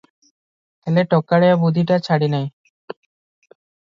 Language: Odia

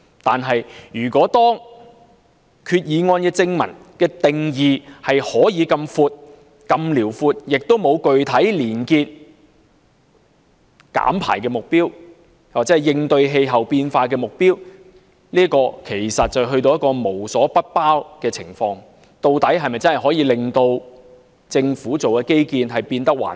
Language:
Cantonese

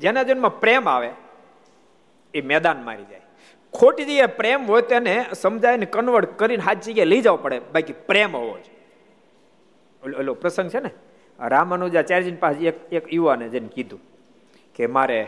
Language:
Gujarati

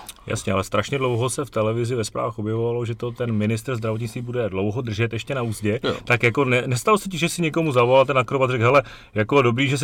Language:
Czech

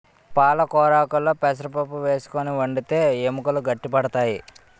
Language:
Telugu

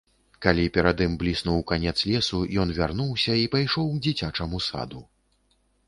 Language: Belarusian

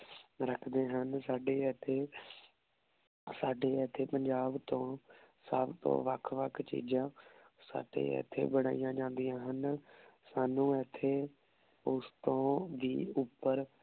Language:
Punjabi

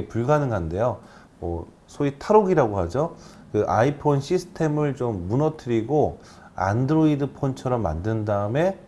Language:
Korean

